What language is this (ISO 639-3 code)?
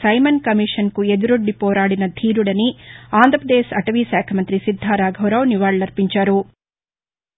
tel